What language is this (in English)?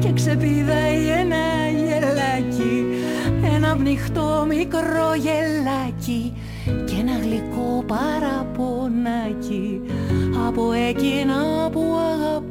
Greek